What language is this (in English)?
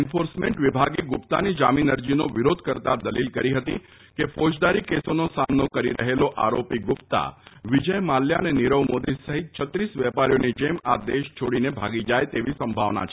Gujarati